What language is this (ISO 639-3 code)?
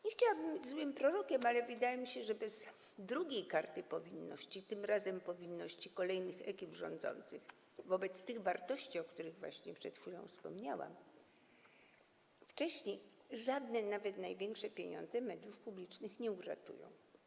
pol